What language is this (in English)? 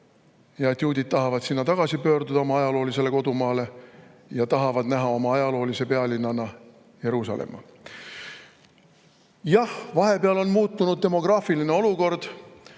Estonian